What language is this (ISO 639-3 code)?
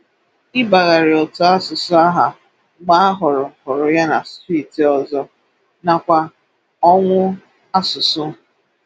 ibo